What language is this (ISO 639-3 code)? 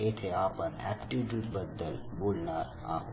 mar